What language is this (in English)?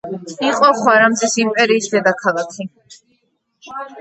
Georgian